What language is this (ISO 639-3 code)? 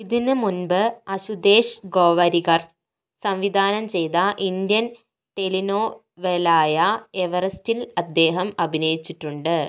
mal